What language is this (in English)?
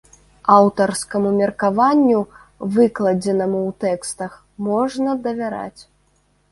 Belarusian